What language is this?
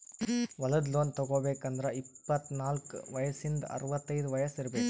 Kannada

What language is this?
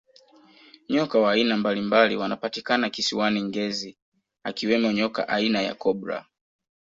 Swahili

